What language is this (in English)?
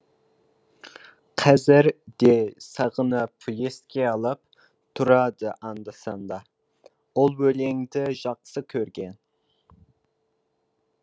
Kazakh